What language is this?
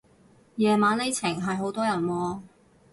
Cantonese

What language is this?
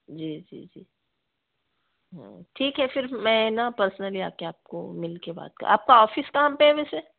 Hindi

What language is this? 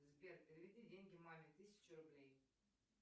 Russian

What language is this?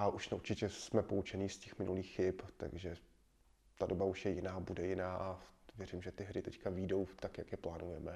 Czech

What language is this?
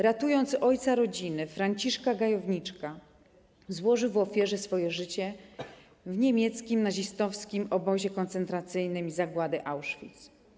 Polish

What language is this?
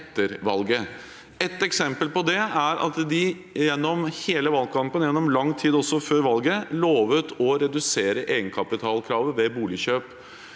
Norwegian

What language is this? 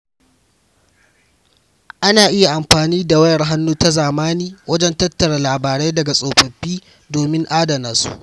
Hausa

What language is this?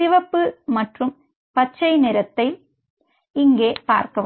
Tamil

